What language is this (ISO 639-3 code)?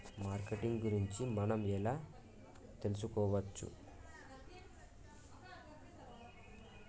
tel